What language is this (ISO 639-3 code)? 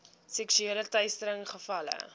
afr